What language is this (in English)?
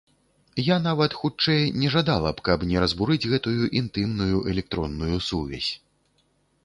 Belarusian